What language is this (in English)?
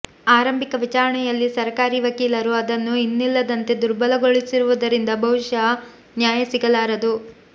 Kannada